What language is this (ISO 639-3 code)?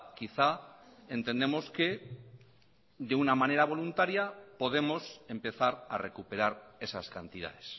spa